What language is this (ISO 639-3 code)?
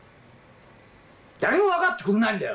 jpn